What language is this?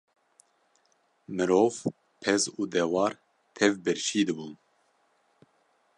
Kurdish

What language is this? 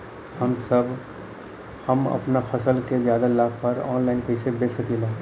Bhojpuri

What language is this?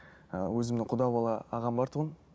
Kazakh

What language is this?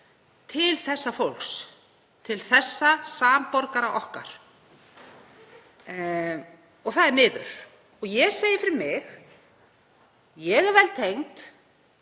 Icelandic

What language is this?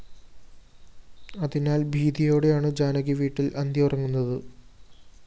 Malayalam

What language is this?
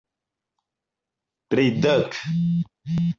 Esperanto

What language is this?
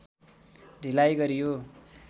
Nepali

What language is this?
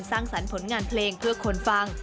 Thai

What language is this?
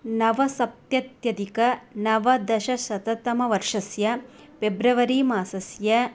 Sanskrit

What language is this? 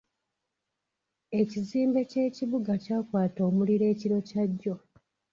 Ganda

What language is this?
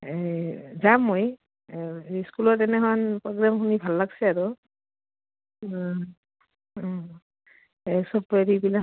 Assamese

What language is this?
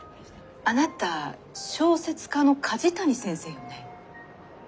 Japanese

